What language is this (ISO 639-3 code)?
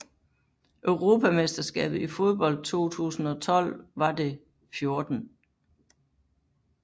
dan